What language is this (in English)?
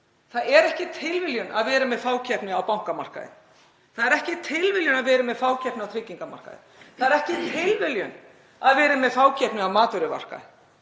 Icelandic